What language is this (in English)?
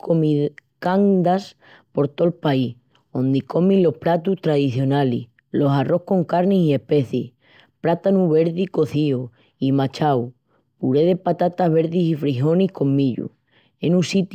Extremaduran